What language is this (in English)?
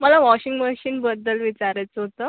Marathi